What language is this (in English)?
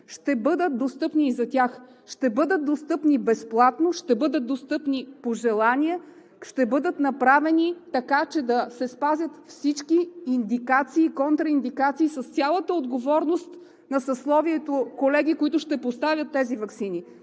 Bulgarian